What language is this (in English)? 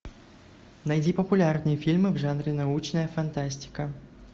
Russian